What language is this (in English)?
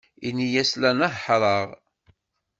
Kabyle